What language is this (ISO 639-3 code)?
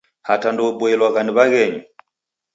dav